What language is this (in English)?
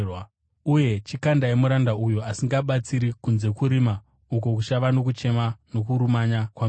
Shona